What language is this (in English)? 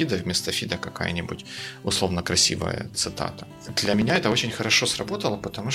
Russian